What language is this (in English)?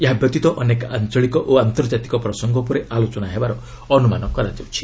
Odia